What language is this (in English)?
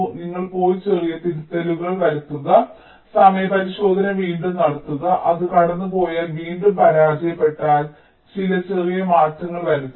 Malayalam